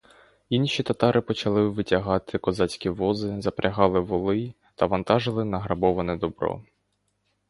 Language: Ukrainian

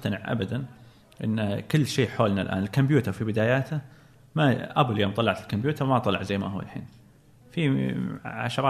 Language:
Arabic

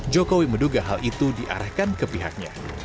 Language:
Indonesian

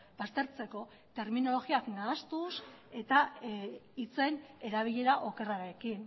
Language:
Basque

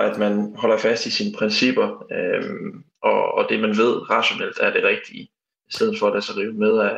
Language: Danish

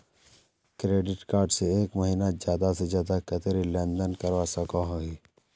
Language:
Magahi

